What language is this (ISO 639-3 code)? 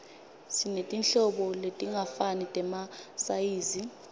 ssw